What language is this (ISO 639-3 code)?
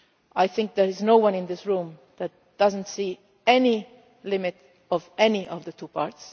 eng